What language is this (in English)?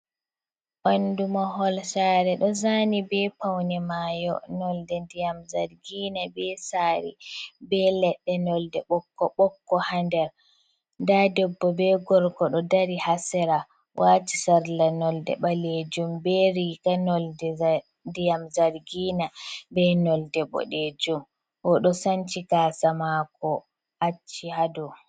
Fula